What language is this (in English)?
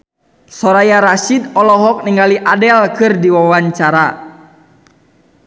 Sundanese